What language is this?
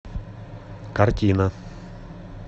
Russian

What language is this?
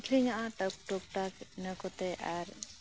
Santali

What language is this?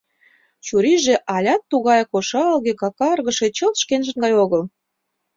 Mari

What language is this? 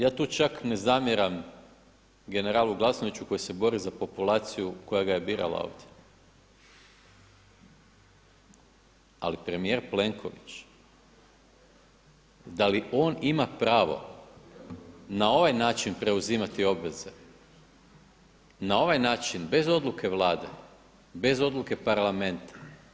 Croatian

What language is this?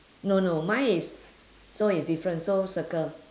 English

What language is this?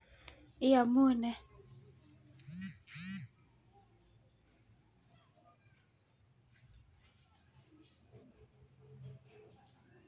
Kalenjin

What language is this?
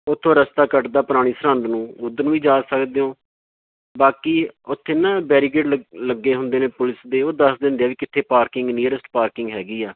Punjabi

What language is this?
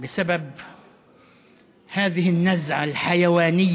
Hebrew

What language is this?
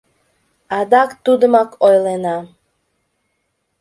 Mari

